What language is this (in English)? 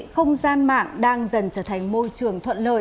Vietnamese